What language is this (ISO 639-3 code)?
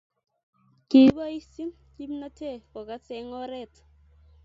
kln